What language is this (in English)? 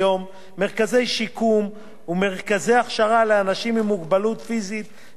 Hebrew